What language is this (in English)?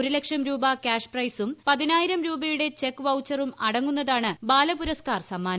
Malayalam